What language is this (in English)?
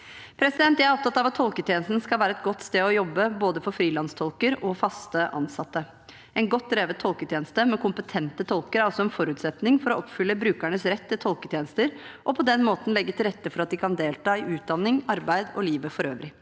Norwegian